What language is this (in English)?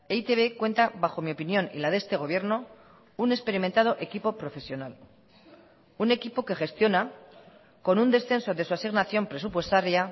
Spanish